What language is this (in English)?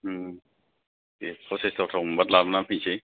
Bodo